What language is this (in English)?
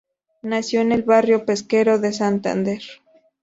Spanish